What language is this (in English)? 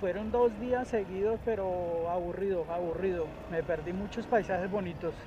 Spanish